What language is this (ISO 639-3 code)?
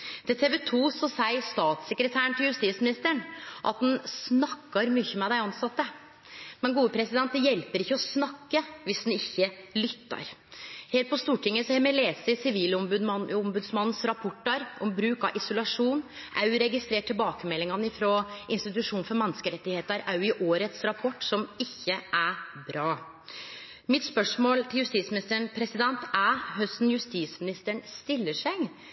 nno